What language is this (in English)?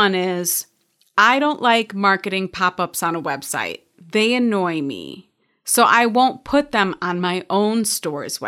English